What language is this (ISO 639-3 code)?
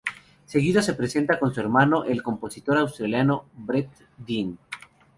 spa